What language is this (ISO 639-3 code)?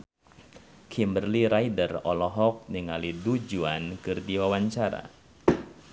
sun